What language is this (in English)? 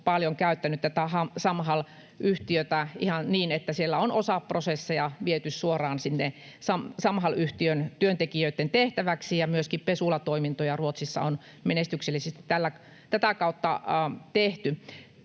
Finnish